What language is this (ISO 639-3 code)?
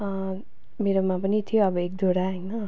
nep